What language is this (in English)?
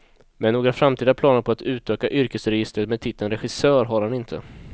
Swedish